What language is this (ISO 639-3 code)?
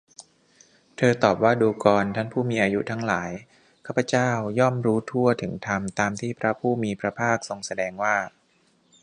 tha